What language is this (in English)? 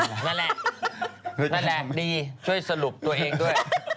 Thai